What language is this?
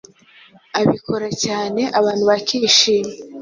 Kinyarwanda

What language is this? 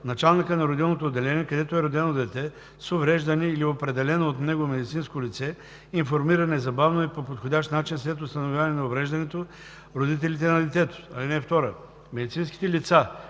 Bulgarian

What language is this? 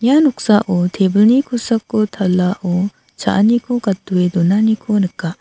Garo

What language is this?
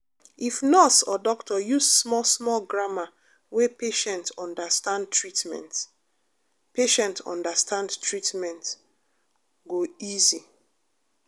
Nigerian Pidgin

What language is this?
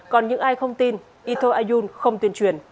Vietnamese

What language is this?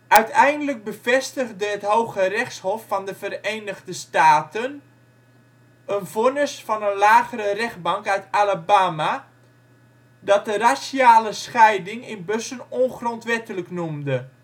Dutch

